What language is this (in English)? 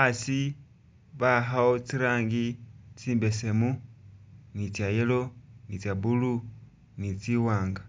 Masaaba